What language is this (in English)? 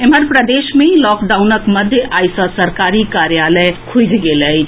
Maithili